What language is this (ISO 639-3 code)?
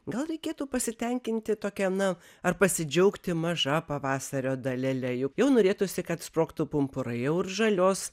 lit